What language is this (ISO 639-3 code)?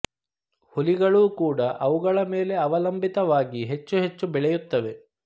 kan